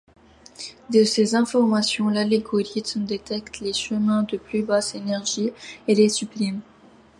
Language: French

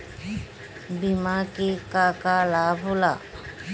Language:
Bhojpuri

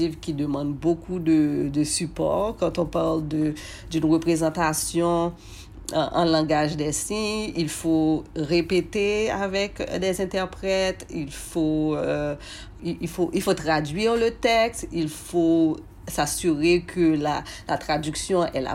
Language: French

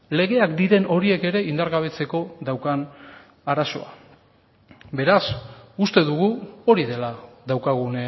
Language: Basque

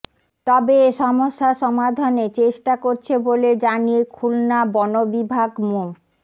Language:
Bangla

